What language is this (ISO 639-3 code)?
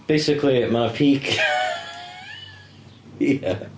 cym